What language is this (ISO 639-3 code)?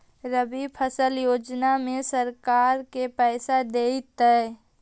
mag